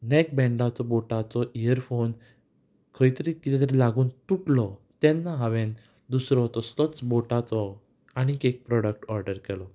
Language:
Konkani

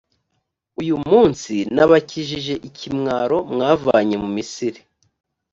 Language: Kinyarwanda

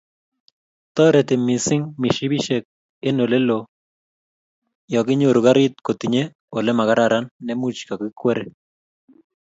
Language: Kalenjin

